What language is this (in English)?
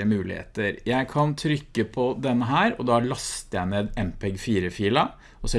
Norwegian